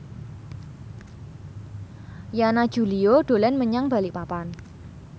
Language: Javanese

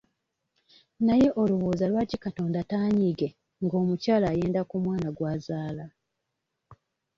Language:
Ganda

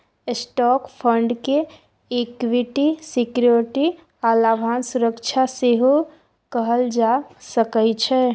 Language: Maithili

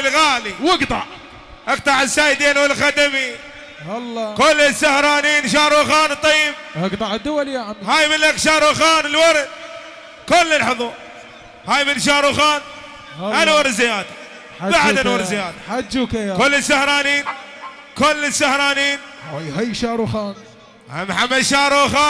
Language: Arabic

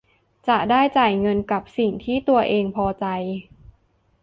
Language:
Thai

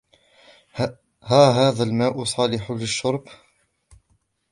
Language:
Arabic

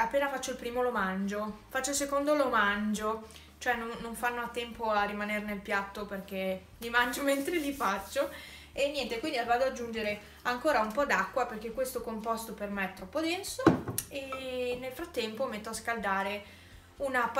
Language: Italian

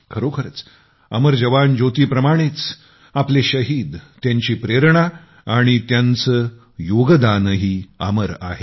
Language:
Marathi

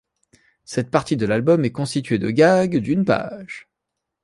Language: French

